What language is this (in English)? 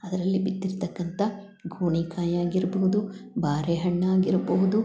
Kannada